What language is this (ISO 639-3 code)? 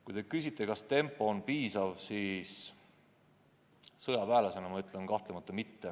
est